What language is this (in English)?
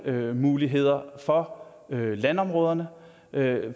Danish